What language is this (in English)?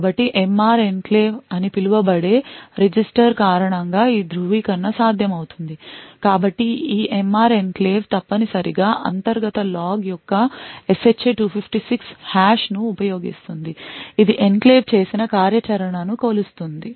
Telugu